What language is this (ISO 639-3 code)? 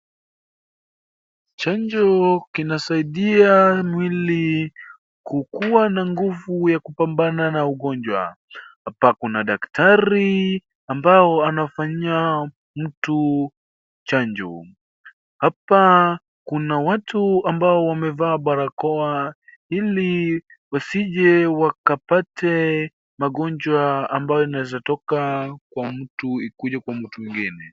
swa